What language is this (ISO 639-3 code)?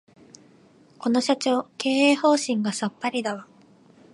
jpn